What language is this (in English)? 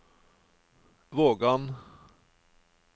Norwegian